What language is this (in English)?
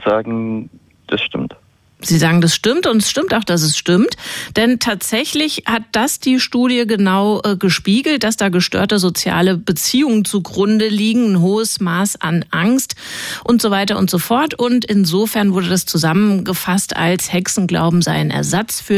German